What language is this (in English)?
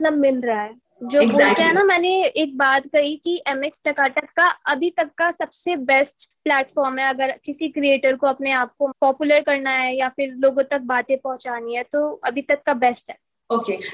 Hindi